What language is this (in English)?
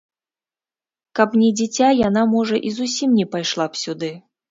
Belarusian